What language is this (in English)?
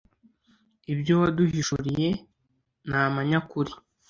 Kinyarwanda